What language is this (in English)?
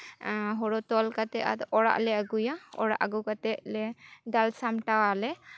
Santali